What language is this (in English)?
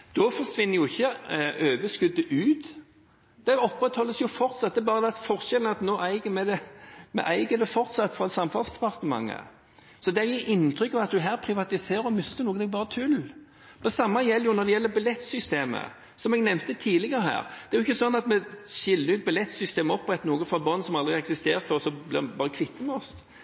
Norwegian Bokmål